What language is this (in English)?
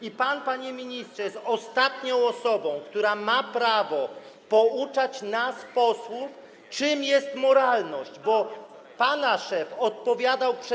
Polish